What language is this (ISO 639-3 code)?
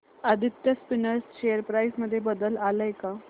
mar